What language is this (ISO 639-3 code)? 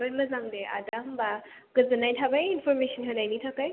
brx